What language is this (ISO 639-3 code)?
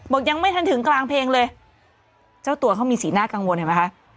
tha